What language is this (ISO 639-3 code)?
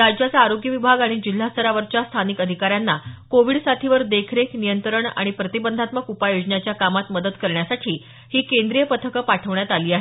mar